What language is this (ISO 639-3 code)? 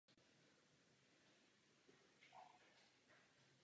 ces